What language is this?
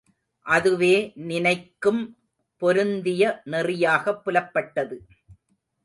Tamil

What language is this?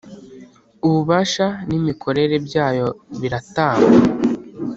Kinyarwanda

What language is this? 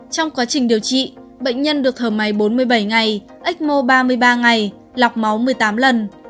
Vietnamese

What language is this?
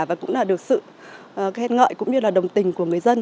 Vietnamese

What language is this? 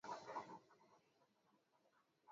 Swahili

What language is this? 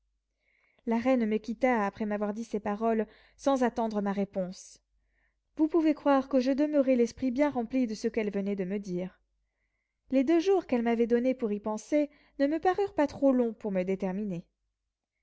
French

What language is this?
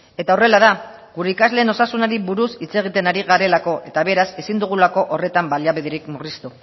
Basque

